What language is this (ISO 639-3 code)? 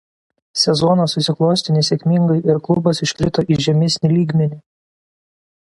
lit